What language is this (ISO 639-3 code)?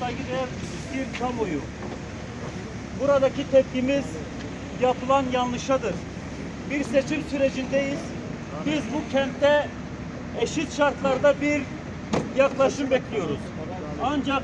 tur